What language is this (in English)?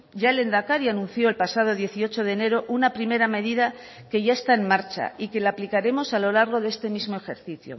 Spanish